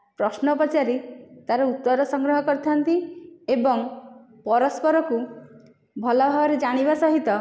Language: Odia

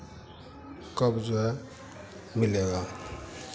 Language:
Hindi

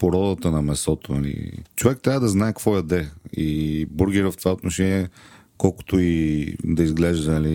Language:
Bulgarian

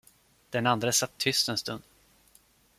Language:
Swedish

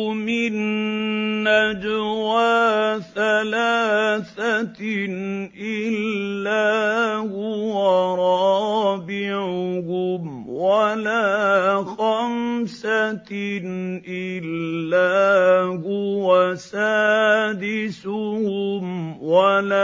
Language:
Arabic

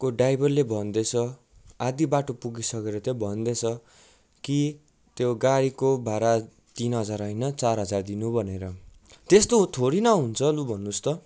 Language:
Nepali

